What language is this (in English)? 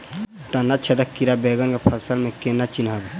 Maithili